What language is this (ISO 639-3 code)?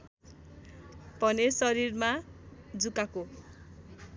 nep